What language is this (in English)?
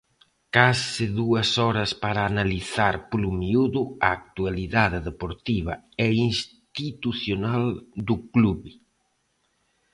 Galician